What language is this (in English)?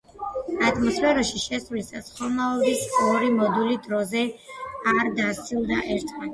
Georgian